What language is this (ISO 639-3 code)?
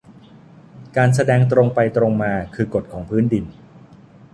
tha